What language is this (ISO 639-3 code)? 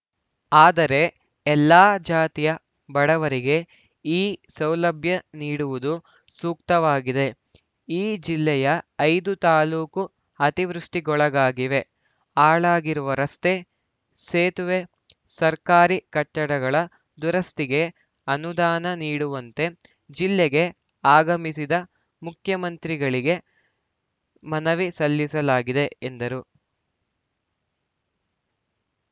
kan